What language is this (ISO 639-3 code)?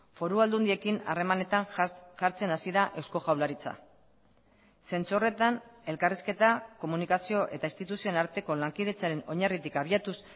eus